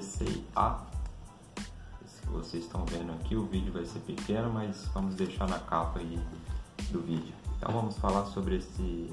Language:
Portuguese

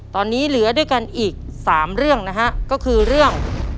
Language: Thai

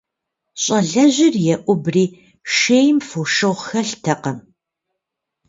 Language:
Kabardian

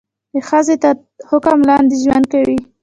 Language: Pashto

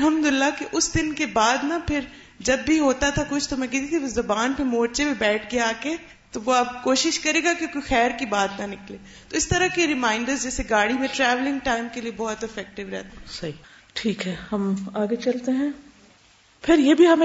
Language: Urdu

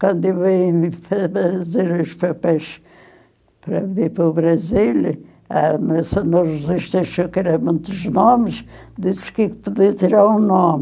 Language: Portuguese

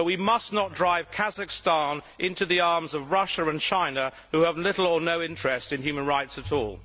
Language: English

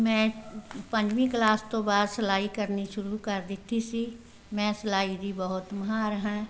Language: Punjabi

